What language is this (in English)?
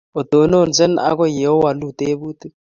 Kalenjin